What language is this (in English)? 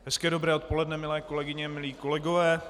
Czech